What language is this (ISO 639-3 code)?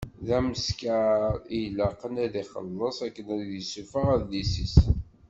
kab